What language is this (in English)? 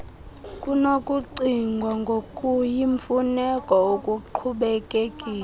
Xhosa